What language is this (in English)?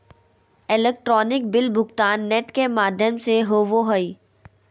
Magahi